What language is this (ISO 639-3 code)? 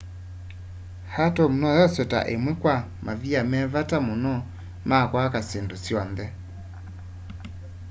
kam